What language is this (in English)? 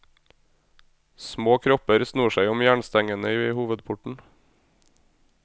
Norwegian